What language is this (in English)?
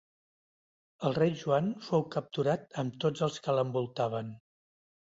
Catalan